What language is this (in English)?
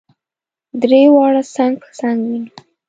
Pashto